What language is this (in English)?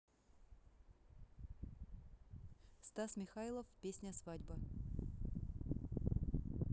Russian